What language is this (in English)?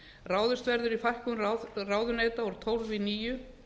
Icelandic